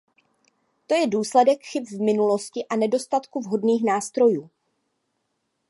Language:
Czech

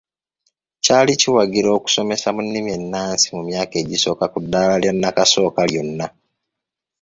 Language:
Ganda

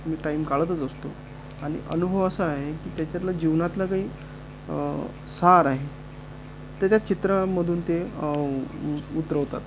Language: Marathi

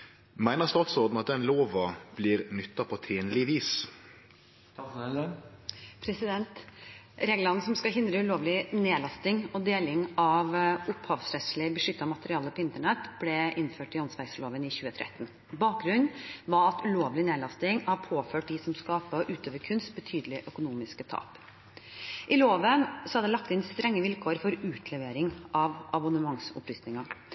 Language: Norwegian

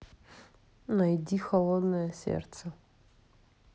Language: Russian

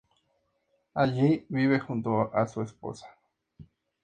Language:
Spanish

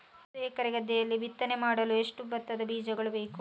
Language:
Kannada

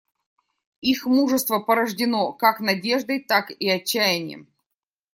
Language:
Russian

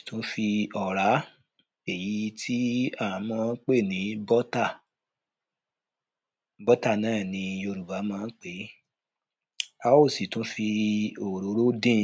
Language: Yoruba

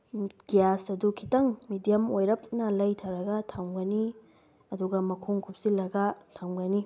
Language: Manipuri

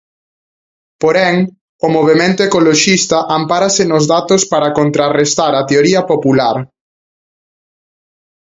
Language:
Galician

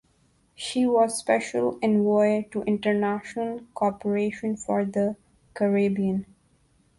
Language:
English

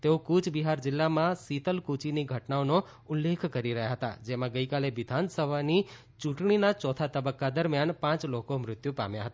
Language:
Gujarati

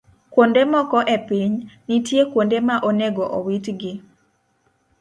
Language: Luo (Kenya and Tanzania)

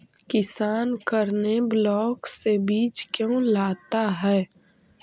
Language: Magahi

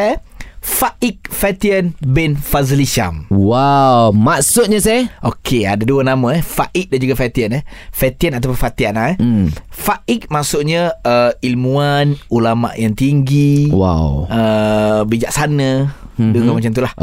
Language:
Malay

